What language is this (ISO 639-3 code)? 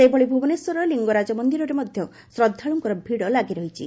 ori